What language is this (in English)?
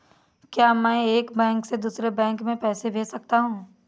Hindi